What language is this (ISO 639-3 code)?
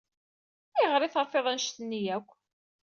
kab